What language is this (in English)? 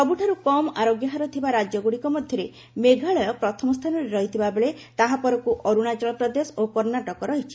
Odia